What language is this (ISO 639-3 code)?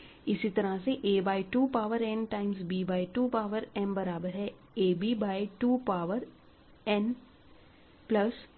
hin